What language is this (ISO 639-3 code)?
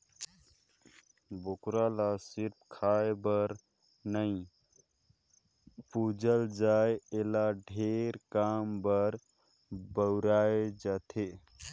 hne